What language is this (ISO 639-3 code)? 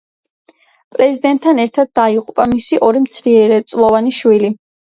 kat